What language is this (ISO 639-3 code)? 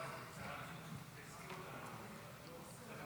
heb